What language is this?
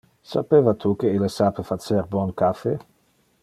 Interlingua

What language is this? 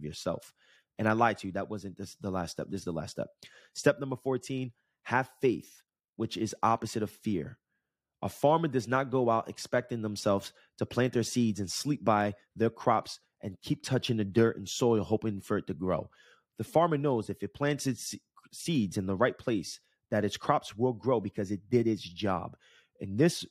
English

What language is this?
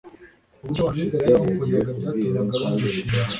Kinyarwanda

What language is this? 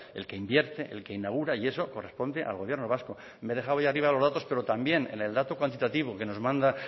Spanish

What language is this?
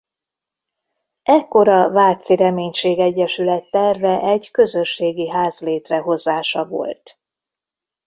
Hungarian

